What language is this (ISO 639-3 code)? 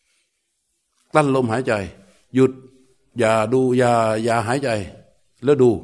tha